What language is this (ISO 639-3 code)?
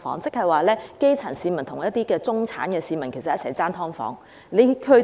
yue